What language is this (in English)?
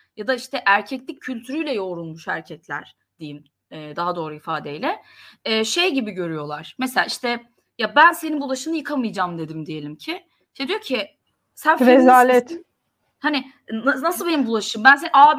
Turkish